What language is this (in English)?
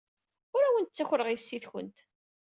Kabyle